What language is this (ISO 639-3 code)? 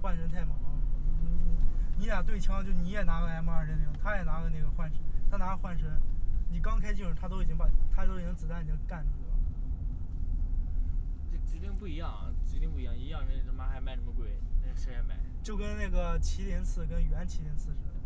zho